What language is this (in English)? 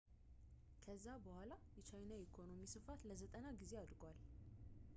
Amharic